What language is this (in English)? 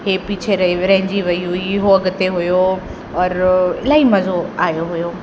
Sindhi